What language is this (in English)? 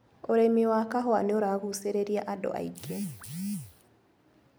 Kikuyu